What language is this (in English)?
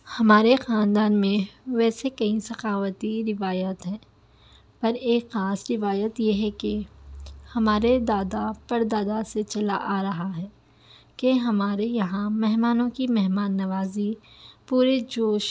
Urdu